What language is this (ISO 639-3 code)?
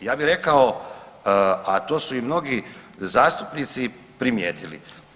hrv